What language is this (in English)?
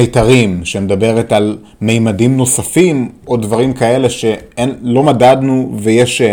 Hebrew